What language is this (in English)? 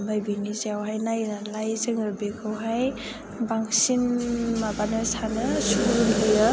Bodo